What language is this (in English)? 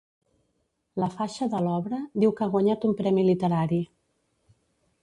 Catalan